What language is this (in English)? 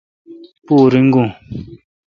Kalkoti